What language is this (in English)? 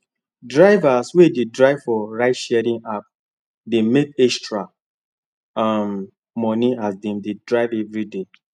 Nigerian Pidgin